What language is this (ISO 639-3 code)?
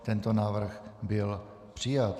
ces